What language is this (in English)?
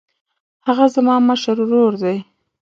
Pashto